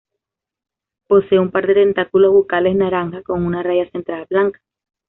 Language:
Spanish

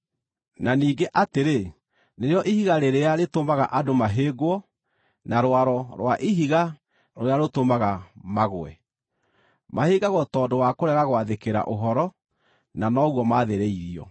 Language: Kikuyu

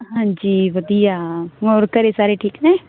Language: Punjabi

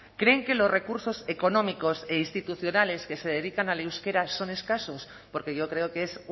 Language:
Spanish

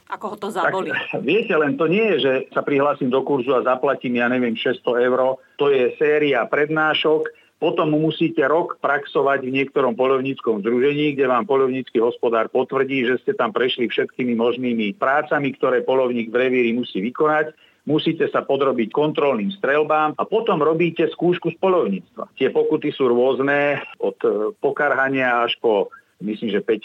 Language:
Slovak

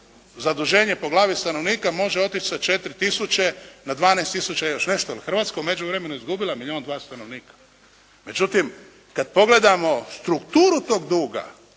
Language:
Croatian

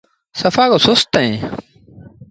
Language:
Sindhi Bhil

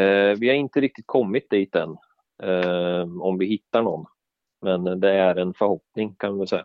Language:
Swedish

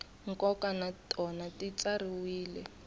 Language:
Tsonga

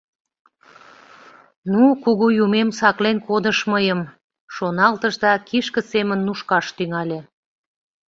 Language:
Mari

